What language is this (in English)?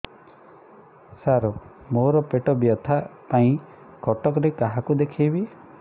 Odia